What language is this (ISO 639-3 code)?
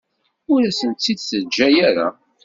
kab